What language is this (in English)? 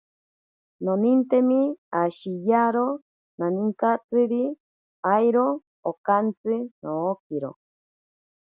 Ashéninka Perené